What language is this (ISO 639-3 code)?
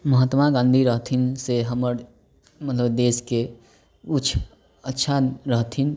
mai